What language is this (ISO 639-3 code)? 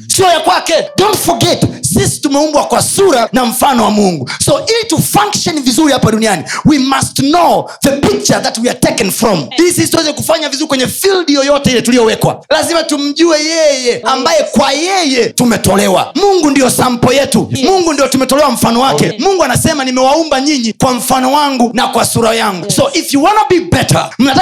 swa